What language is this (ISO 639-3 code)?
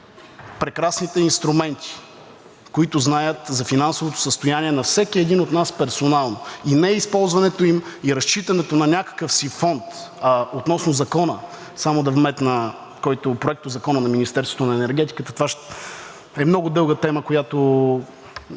bul